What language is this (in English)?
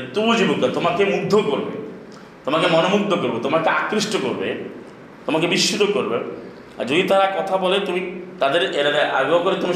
Bangla